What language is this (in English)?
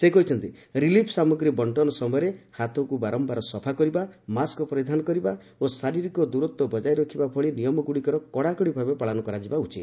Odia